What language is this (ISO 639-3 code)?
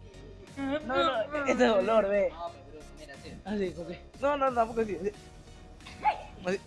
spa